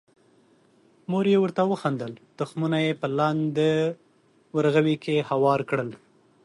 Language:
Pashto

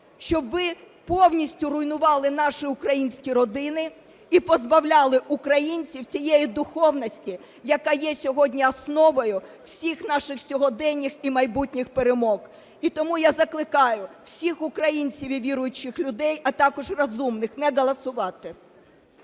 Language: Ukrainian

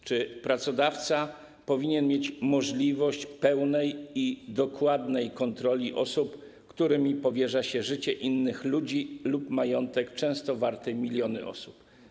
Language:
Polish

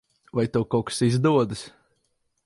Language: Latvian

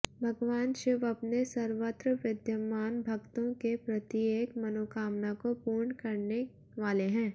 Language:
Hindi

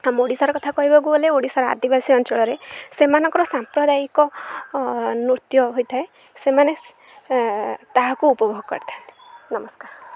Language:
Odia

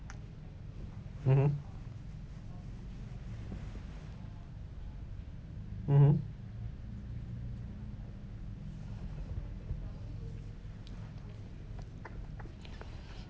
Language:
English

